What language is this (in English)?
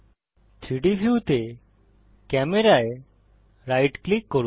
Bangla